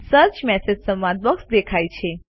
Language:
Gujarati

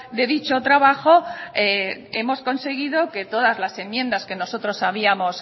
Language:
Spanish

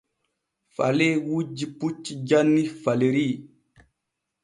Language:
Borgu Fulfulde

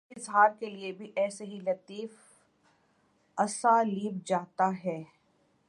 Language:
Urdu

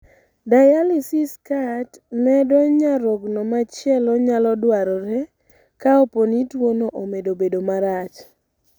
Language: Luo (Kenya and Tanzania)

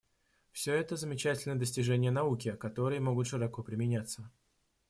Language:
Russian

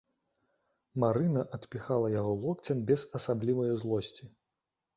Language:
Belarusian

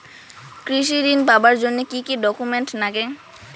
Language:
Bangla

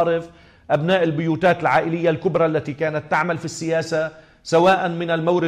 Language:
Arabic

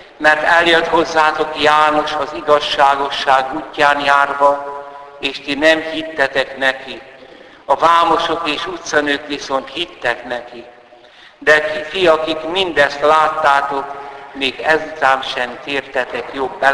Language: Hungarian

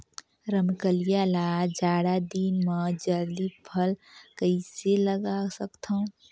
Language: Chhattisgarhi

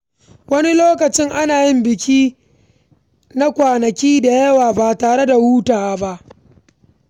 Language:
Hausa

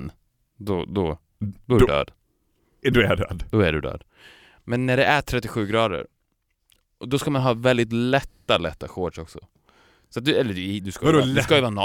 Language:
Swedish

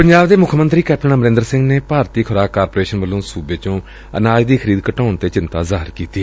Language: Punjabi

